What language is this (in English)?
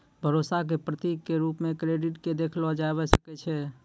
Maithili